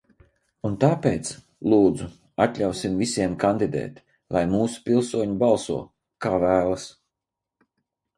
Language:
Latvian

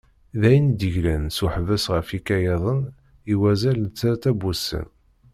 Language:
Kabyle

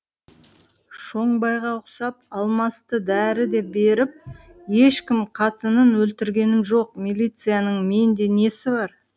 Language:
Kazakh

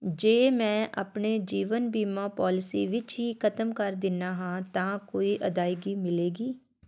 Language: Punjabi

